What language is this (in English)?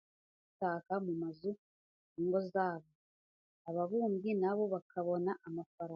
Kinyarwanda